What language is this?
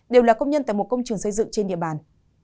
Vietnamese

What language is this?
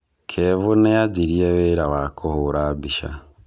Kikuyu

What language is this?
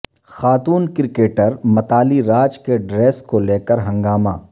Urdu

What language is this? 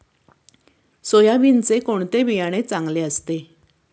Marathi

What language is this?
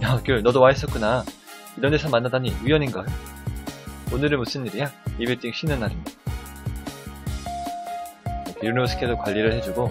Korean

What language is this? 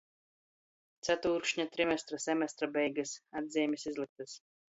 Latgalian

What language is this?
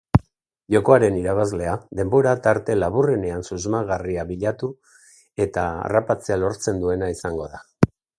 Basque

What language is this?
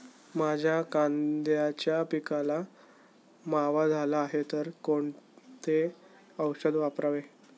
Marathi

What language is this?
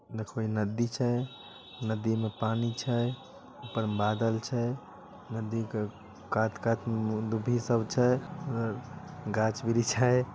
Magahi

